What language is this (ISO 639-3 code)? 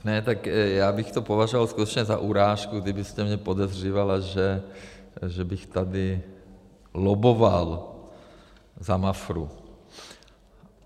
ces